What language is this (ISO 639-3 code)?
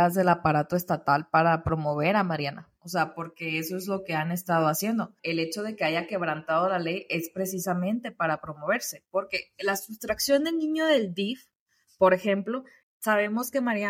spa